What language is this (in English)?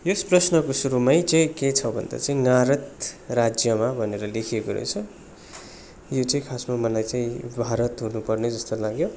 Nepali